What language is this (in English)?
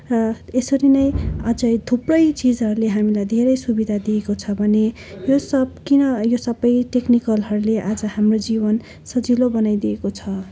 Nepali